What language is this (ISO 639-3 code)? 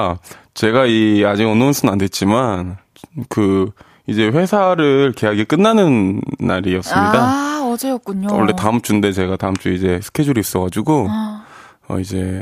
kor